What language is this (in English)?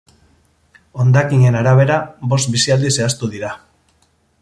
Basque